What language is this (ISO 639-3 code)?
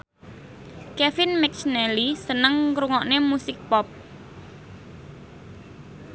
jav